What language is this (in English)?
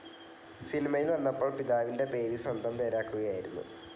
Malayalam